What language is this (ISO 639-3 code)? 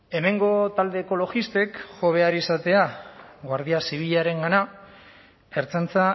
eus